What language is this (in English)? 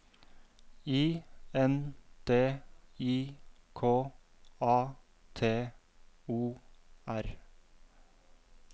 Norwegian